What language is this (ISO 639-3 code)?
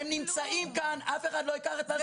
heb